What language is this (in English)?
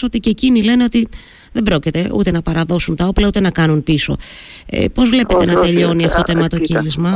Greek